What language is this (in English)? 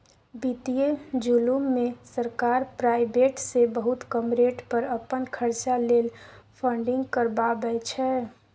Maithili